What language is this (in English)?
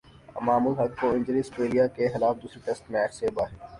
Urdu